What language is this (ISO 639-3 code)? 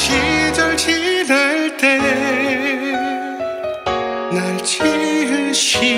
kor